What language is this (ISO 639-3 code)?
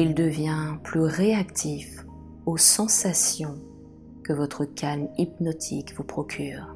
fra